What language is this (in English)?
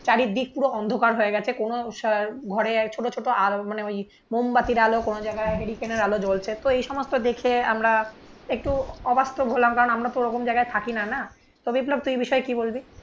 Bangla